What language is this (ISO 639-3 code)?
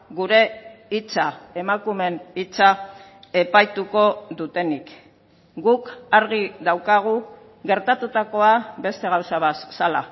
eus